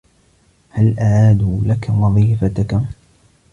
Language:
Arabic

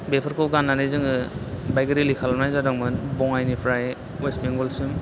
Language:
Bodo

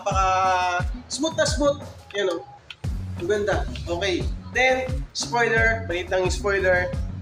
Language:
Filipino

